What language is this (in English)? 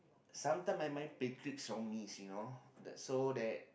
English